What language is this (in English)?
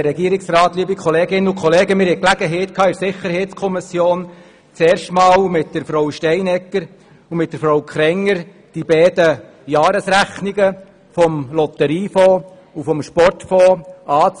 Swiss German